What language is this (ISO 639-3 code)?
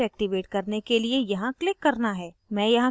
hin